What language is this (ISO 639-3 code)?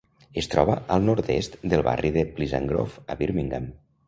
cat